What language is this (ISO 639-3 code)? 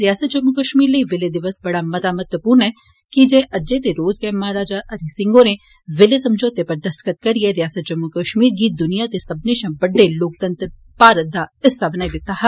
doi